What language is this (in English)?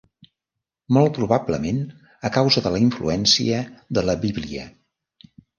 Catalan